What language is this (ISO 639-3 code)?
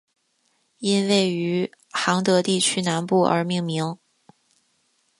zho